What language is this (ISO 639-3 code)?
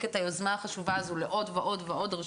heb